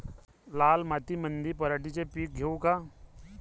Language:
Marathi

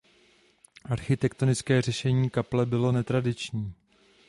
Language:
Czech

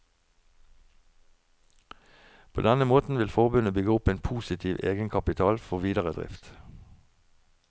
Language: Norwegian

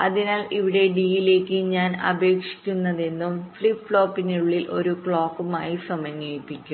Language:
Malayalam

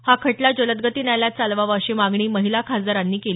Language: Marathi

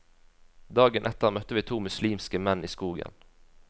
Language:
Norwegian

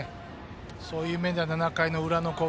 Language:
Japanese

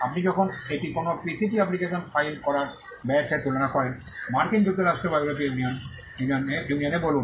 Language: Bangla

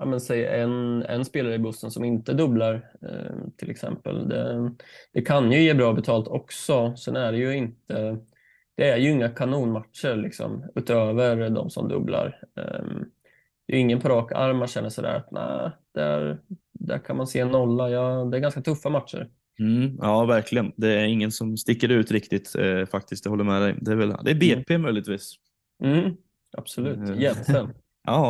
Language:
Swedish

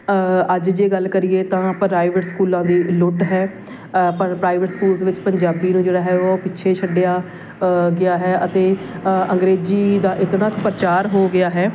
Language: Punjabi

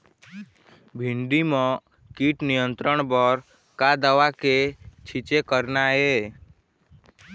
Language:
Chhattisgarhi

